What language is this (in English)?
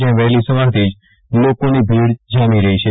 Gujarati